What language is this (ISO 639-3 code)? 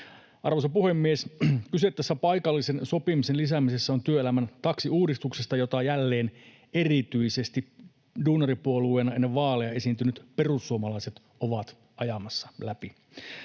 fin